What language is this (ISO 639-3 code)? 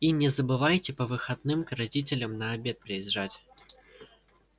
rus